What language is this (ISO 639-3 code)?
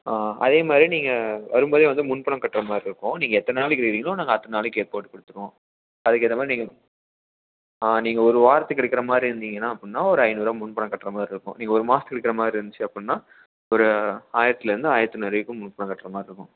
tam